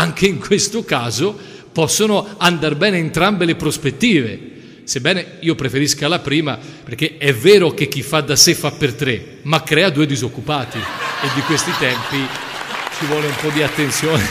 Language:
Italian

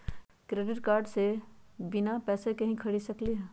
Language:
Magahi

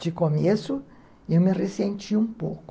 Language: Portuguese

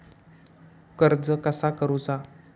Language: Marathi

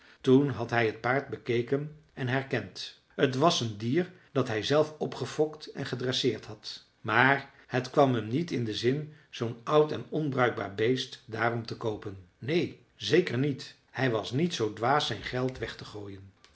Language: Dutch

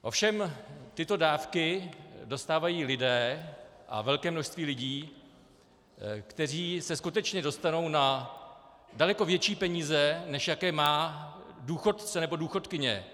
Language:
Czech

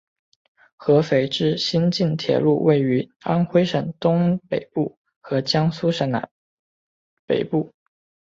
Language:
Chinese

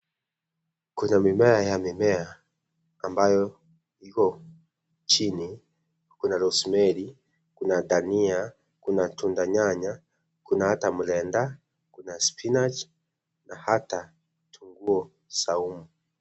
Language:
Swahili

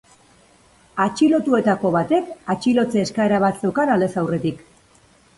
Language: Basque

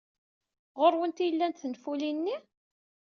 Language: Kabyle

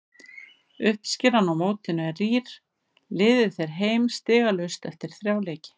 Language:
Icelandic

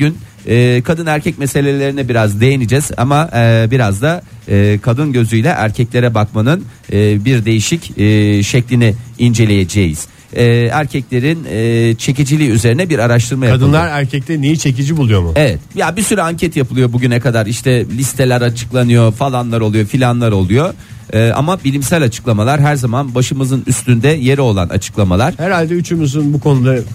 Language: Turkish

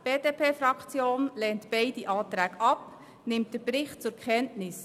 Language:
Swiss German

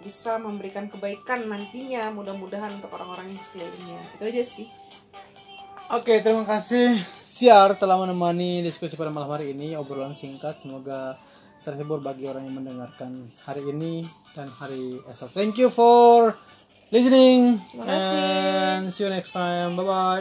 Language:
Indonesian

